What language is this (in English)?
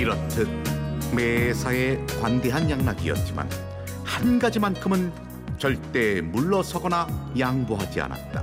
Korean